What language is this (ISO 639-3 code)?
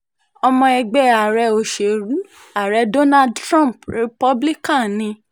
yor